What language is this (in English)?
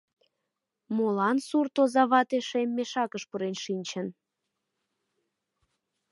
Mari